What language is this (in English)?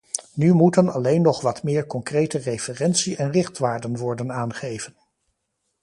Dutch